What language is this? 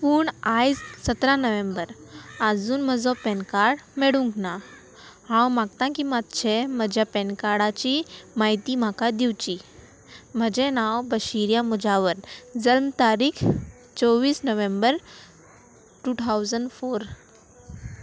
Konkani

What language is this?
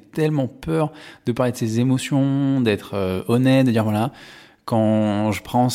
French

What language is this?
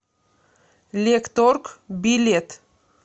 Russian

